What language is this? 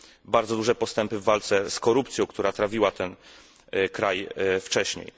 Polish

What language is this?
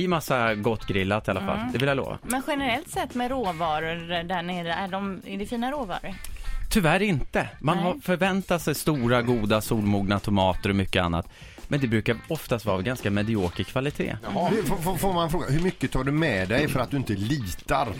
Swedish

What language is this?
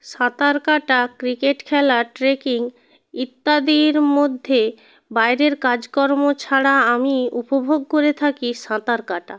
Bangla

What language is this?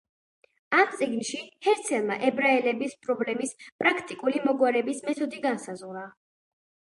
Georgian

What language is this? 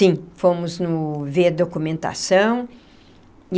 Portuguese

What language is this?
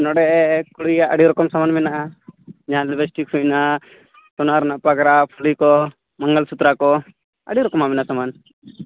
Santali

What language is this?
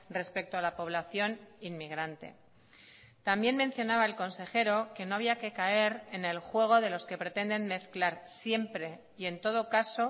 Spanish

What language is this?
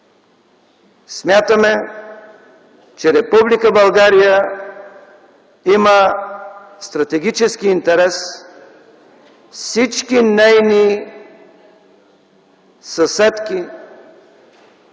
Bulgarian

